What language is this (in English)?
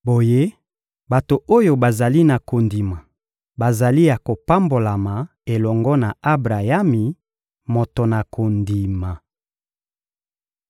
Lingala